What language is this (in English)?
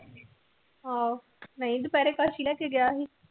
Punjabi